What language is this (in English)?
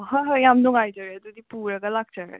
Manipuri